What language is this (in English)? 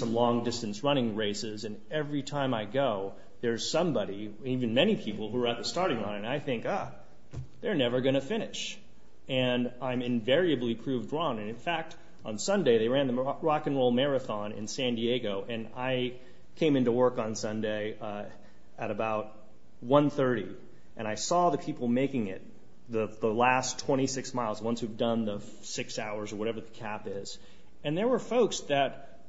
English